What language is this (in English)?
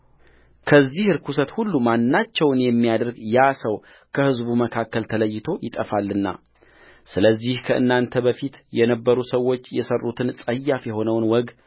Amharic